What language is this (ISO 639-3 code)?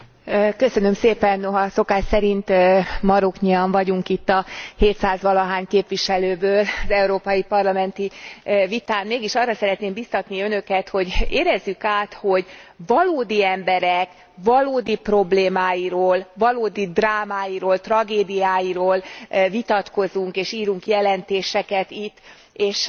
hun